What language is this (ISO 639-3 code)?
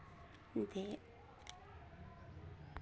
doi